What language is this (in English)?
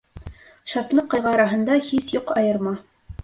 Bashkir